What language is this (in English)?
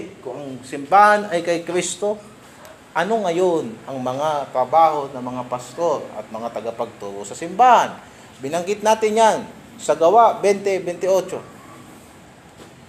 Filipino